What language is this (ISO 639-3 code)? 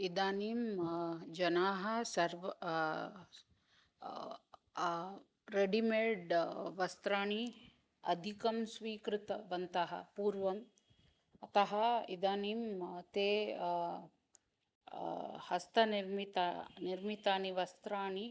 san